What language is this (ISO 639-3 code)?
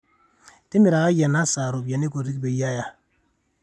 mas